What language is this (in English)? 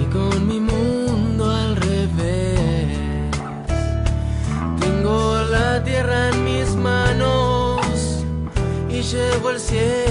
Spanish